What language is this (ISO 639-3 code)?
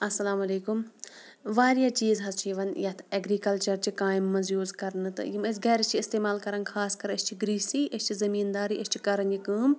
kas